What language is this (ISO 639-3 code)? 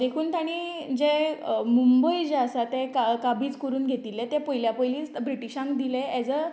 kok